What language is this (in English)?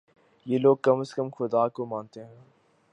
Urdu